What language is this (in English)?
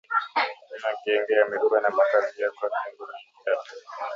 Swahili